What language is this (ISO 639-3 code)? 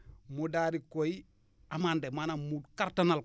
wol